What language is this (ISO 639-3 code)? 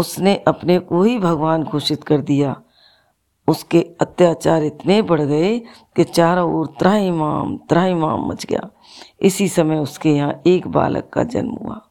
hin